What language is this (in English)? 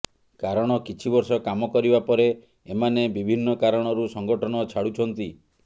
Odia